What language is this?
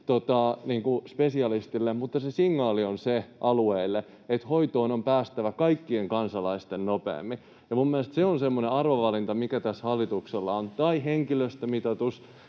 Finnish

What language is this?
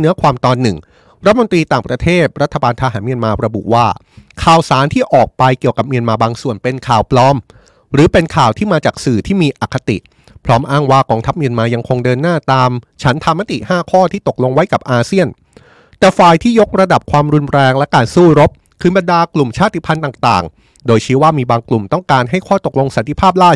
Thai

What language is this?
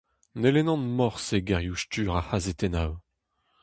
Breton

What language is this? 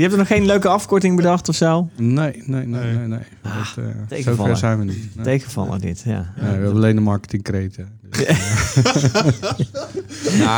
Dutch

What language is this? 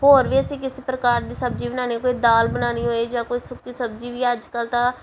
Punjabi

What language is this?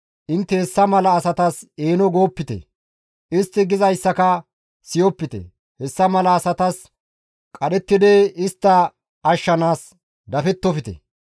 Gamo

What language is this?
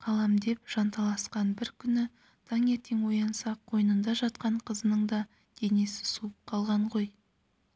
Kazakh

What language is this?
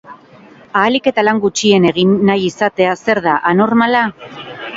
Basque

